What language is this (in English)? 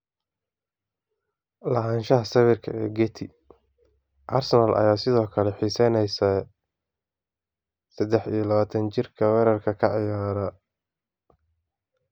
Somali